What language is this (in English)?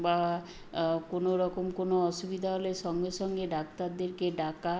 Bangla